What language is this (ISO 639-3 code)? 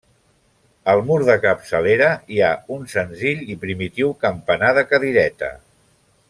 cat